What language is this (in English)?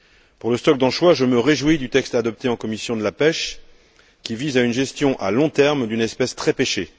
French